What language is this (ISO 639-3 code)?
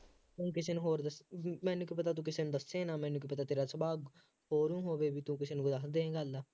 pan